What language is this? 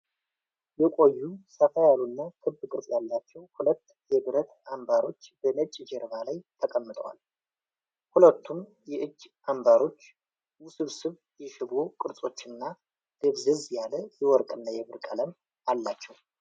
Amharic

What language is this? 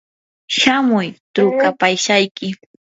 Yanahuanca Pasco Quechua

